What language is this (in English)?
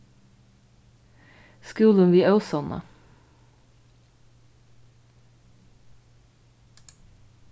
Faroese